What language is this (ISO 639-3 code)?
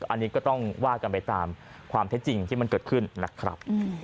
tha